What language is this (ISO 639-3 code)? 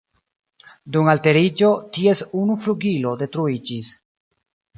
epo